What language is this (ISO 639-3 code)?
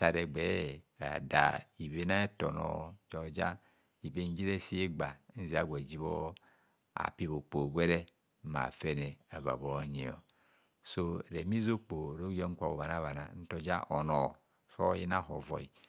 bcs